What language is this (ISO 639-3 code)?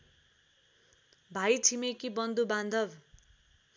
nep